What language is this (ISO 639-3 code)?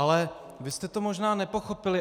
ces